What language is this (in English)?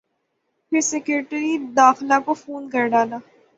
Urdu